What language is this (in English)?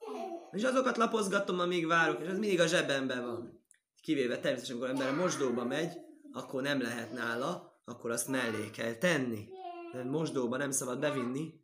Hungarian